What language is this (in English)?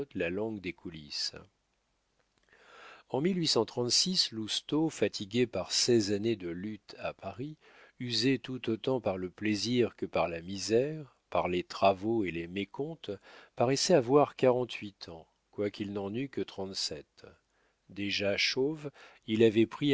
French